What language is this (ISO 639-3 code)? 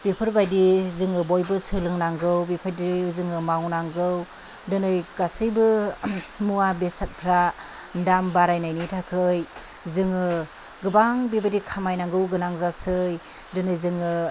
brx